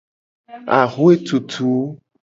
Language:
Gen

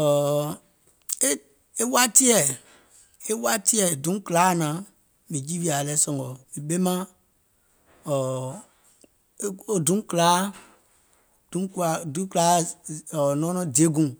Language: Gola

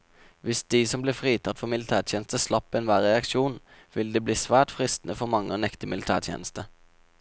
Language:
Norwegian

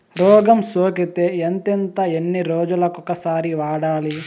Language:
Telugu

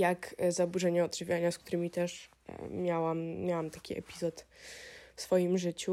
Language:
Polish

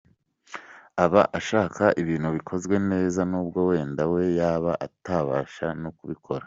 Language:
Kinyarwanda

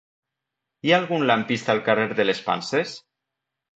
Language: Catalan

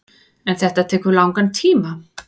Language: Icelandic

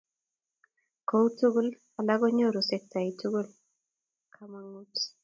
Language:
Kalenjin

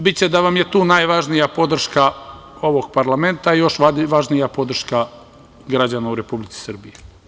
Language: Serbian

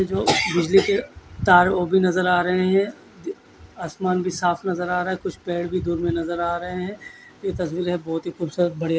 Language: Hindi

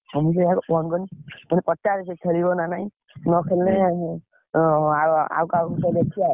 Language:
Odia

